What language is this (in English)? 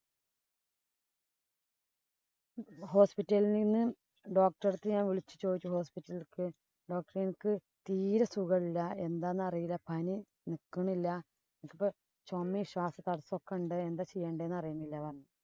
Malayalam